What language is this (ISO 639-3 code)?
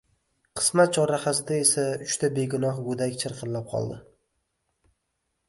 uzb